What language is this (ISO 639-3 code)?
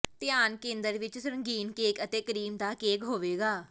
pan